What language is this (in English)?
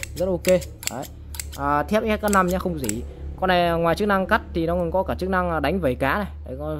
Vietnamese